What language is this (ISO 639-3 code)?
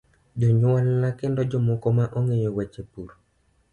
luo